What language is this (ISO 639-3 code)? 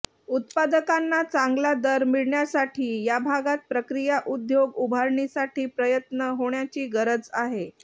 mar